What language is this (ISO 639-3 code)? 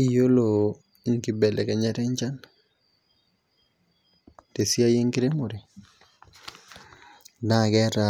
mas